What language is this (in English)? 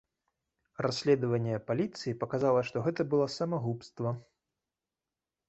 Belarusian